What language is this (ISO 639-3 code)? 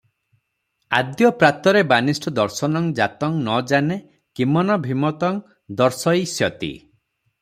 ori